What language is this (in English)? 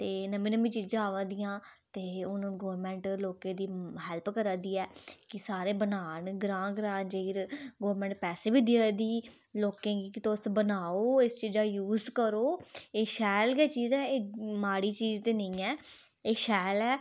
Dogri